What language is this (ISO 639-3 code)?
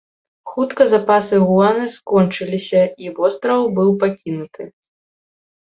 bel